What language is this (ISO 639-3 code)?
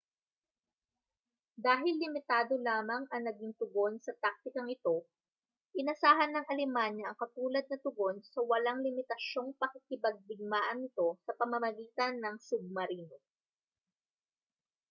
fil